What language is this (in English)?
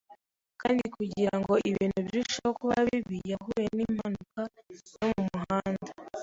Kinyarwanda